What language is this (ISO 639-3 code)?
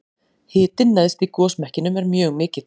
isl